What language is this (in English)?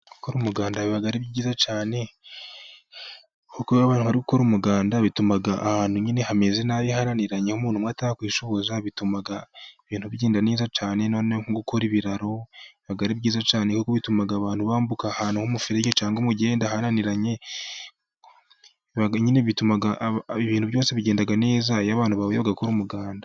Kinyarwanda